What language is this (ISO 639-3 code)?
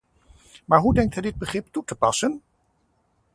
nld